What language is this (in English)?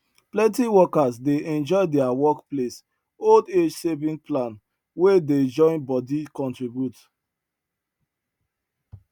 Nigerian Pidgin